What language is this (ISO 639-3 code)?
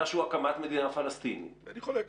heb